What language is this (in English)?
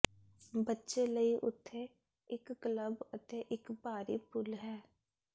Punjabi